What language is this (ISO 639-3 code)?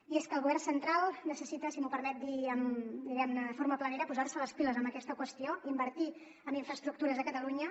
cat